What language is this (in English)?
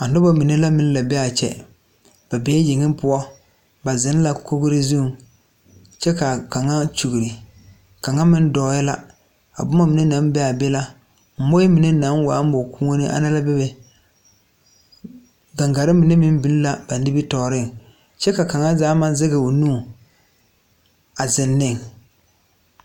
Southern Dagaare